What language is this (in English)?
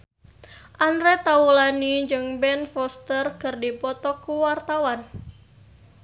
Sundanese